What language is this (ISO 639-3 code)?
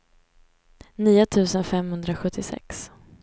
swe